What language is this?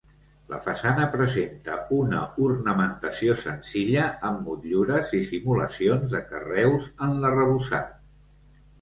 Catalan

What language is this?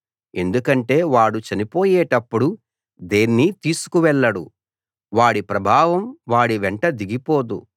Telugu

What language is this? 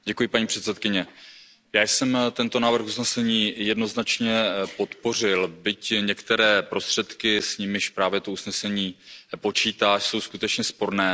Czech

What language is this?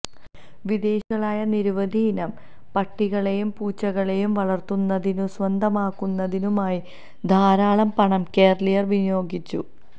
Malayalam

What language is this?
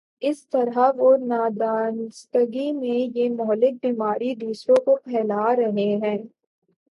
Urdu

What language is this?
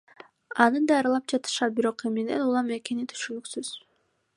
Kyrgyz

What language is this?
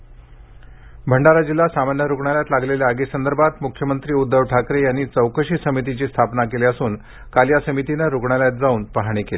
Marathi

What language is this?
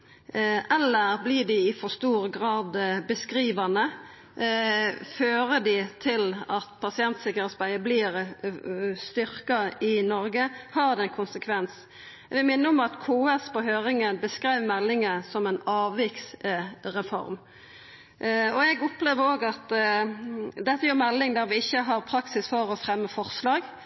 Norwegian Nynorsk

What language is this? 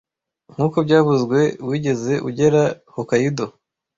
Kinyarwanda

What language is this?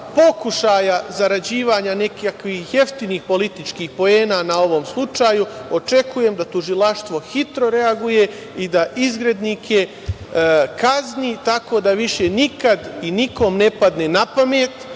Serbian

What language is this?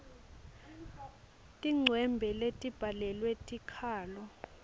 Swati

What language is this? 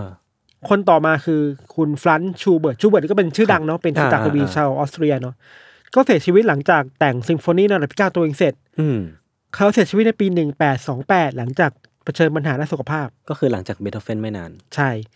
Thai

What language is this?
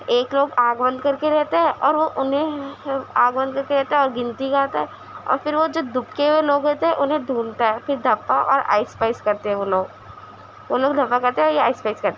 Urdu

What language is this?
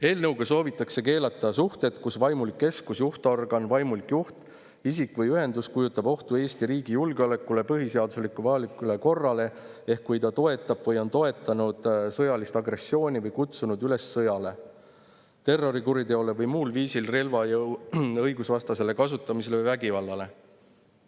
Estonian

